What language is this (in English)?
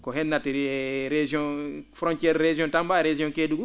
Fula